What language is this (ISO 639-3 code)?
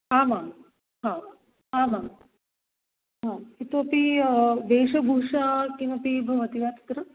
san